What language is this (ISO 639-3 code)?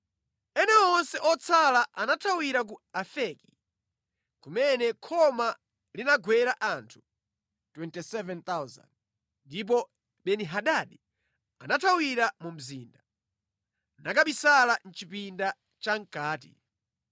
nya